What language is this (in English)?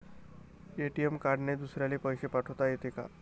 Marathi